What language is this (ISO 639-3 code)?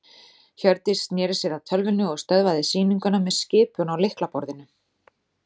isl